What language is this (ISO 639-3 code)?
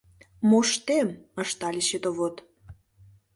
chm